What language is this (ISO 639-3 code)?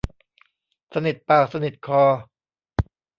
tha